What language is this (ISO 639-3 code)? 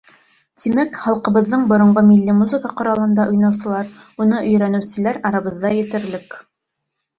bak